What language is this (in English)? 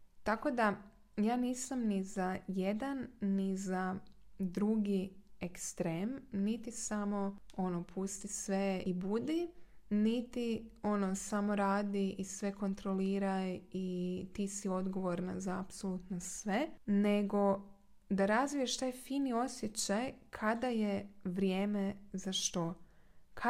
Croatian